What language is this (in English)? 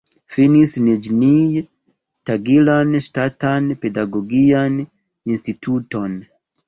Esperanto